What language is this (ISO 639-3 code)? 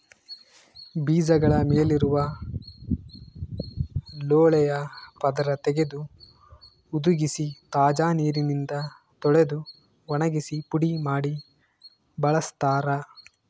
kan